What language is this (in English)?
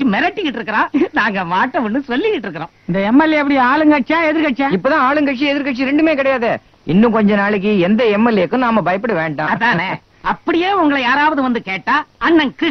Tamil